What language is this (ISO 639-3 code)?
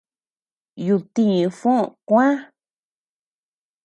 cux